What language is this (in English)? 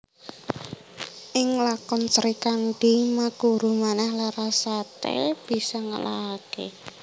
Javanese